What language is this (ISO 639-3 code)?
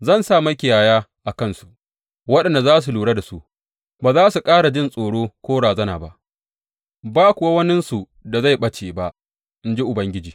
hau